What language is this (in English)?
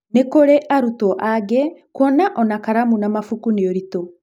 Kikuyu